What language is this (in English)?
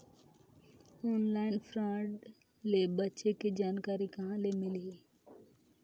Chhattisgarhi